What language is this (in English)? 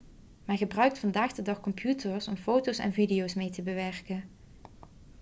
Dutch